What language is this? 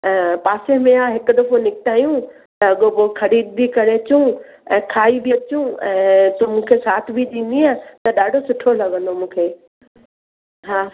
Sindhi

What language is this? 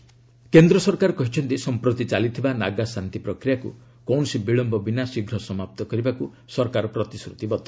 Odia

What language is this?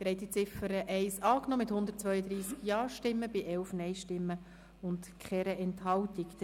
Swiss German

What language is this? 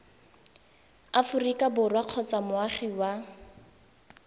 Tswana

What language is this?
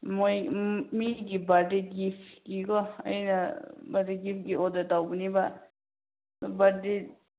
Manipuri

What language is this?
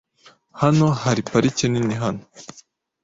Kinyarwanda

